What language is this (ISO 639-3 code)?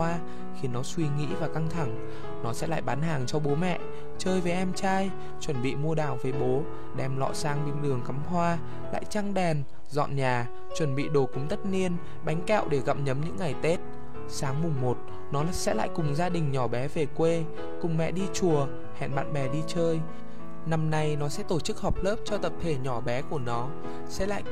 vie